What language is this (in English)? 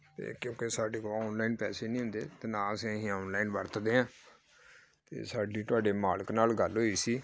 Punjabi